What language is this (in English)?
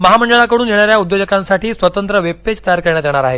Marathi